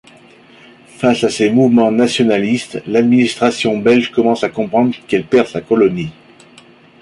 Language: French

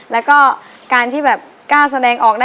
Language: Thai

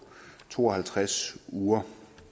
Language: Danish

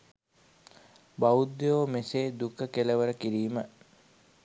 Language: Sinhala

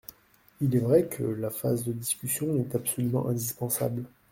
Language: French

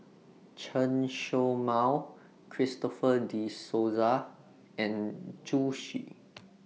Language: English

